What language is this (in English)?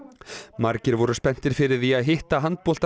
Icelandic